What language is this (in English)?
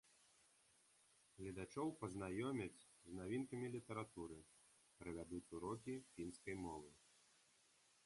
Belarusian